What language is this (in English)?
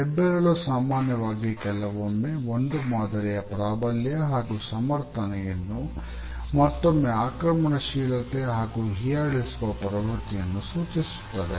Kannada